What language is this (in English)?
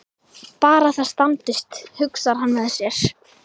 Icelandic